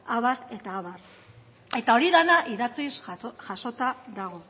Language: Basque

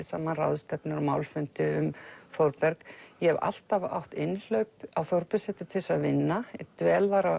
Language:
Icelandic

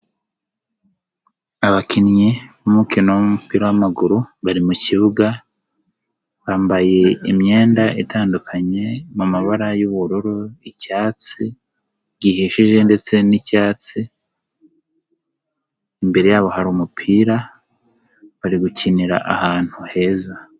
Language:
Kinyarwanda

